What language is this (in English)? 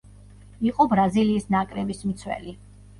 Georgian